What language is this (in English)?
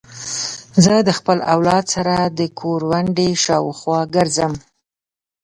Pashto